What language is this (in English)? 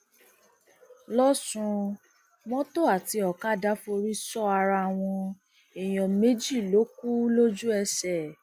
Yoruba